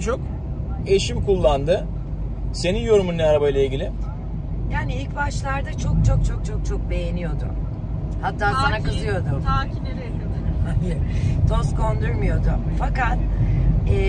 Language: Turkish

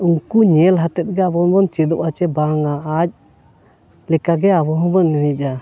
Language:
Santali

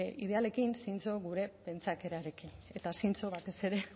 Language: Basque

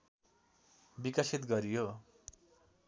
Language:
Nepali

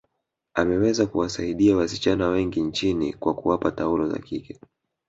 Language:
Swahili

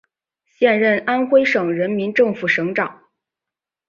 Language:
Chinese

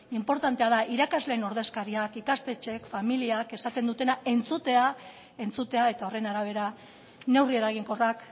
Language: Basque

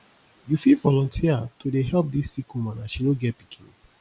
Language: Nigerian Pidgin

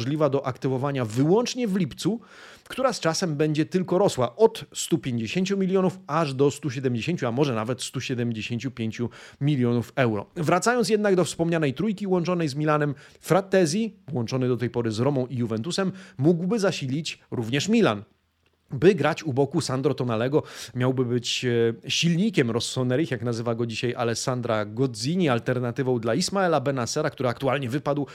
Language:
Polish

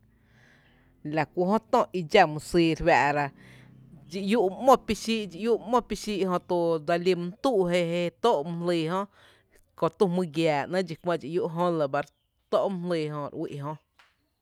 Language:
Tepinapa Chinantec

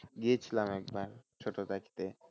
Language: Bangla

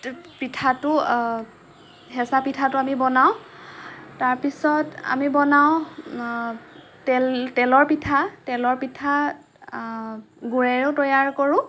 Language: Assamese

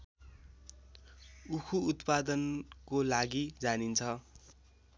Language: Nepali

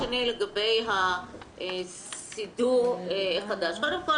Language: Hebrew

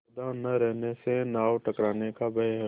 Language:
Hindi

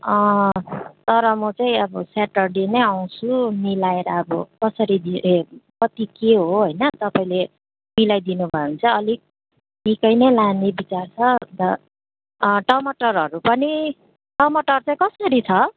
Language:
Nepali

